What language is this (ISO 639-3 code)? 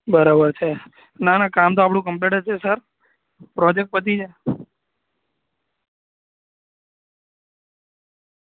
guj